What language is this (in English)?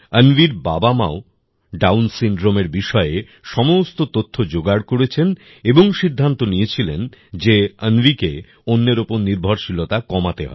Bangla